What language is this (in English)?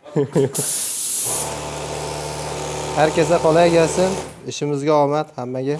Turkish